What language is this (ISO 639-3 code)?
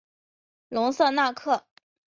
zho